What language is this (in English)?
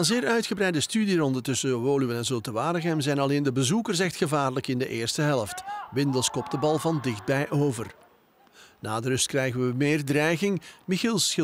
Dutch